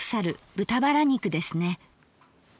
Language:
Japanese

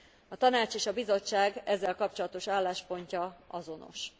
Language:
Hungarian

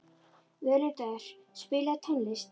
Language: Icelandic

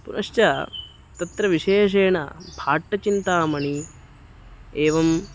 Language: Sanskrit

